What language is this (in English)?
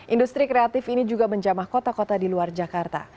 Indonesian